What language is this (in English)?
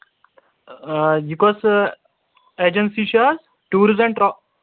Kashmiri